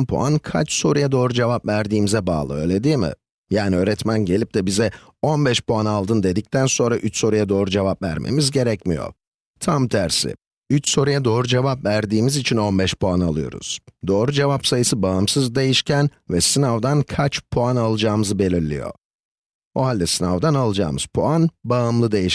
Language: Turkish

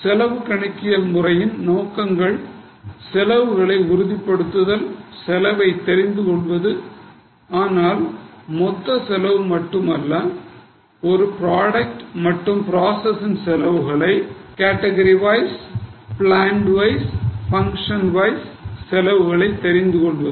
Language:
Tamil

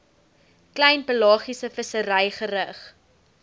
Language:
Afrikaans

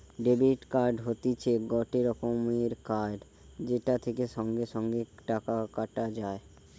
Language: Bangla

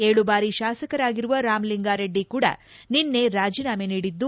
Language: Kannada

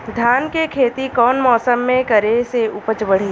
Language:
Bhojpuri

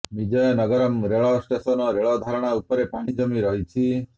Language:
Odia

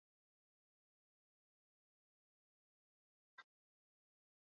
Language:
Basque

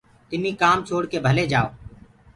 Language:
Gurgula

